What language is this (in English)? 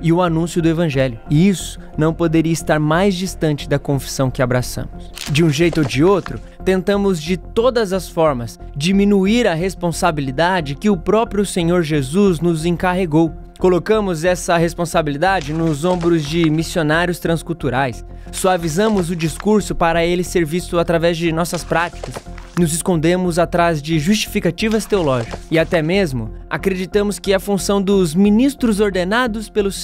Portuguese